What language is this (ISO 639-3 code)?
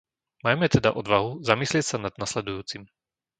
slk